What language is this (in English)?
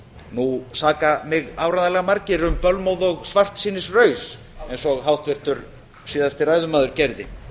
Icelandic